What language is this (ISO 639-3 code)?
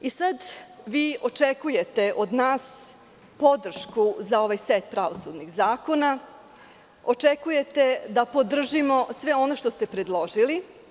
srp